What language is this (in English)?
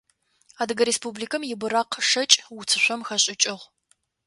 Adyghe